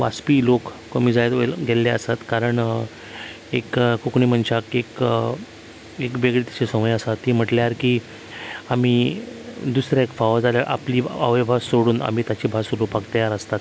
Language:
Konkani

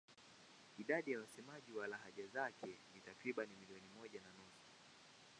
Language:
Swahili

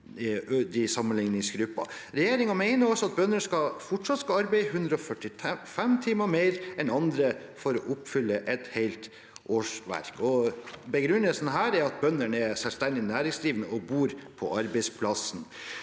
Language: Norwegian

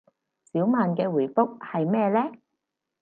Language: Cantonese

